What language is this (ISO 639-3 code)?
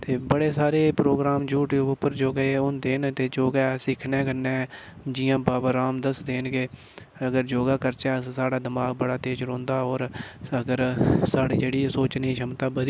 doi